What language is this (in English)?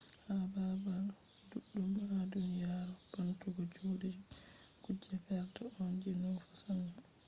Fula